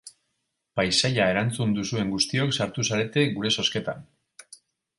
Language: Basque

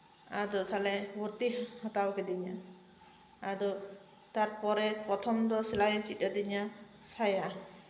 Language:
Santali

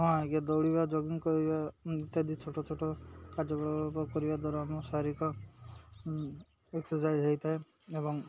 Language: Odia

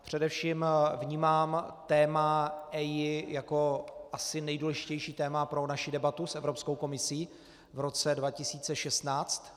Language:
Czech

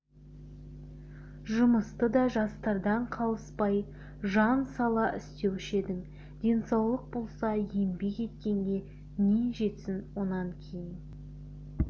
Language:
Kazakh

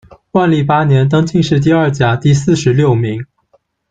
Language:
Chinese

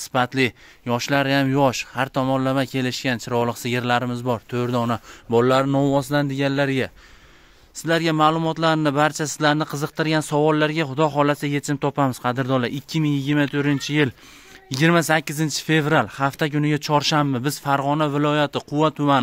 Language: Turkish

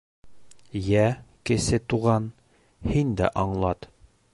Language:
Bashkir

